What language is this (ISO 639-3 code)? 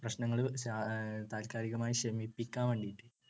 mal